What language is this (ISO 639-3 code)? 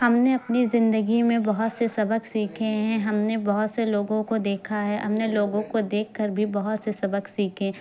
urd